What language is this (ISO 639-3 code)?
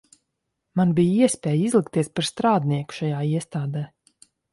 lav